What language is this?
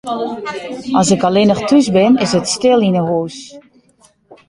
Western Frisian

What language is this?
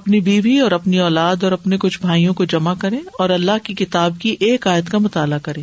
Urdu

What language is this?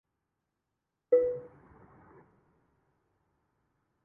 Urdu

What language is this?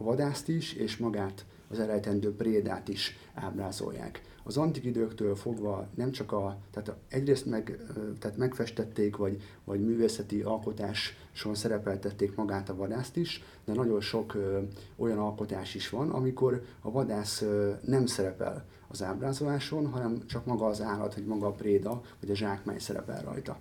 Hungarian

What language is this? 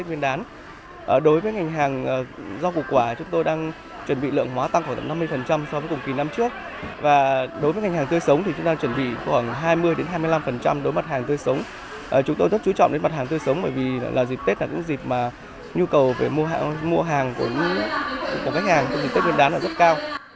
Vietnamese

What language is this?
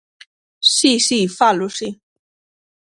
Galician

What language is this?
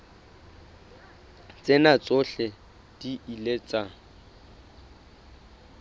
Southern Sotho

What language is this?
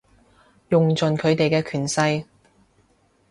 Cantonese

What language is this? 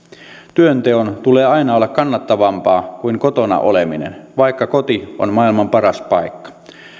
Finnish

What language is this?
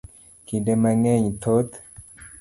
Luo (Kenya and Tanzania)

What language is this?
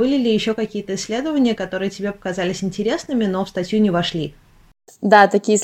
Russian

